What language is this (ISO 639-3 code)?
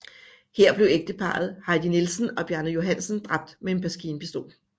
dan